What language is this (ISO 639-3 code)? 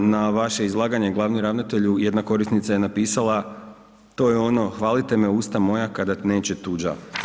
hrv